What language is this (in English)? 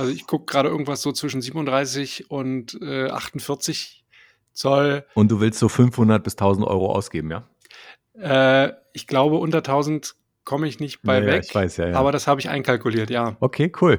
German